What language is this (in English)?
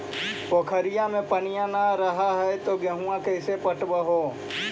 Magahi